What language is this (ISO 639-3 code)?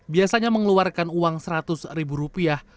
ind